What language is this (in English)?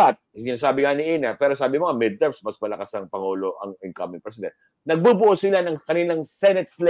Filipino